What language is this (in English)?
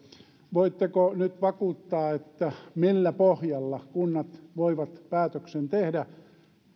Finnish